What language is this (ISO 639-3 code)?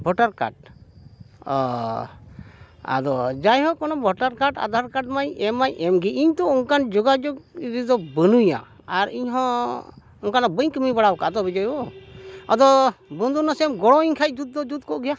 sat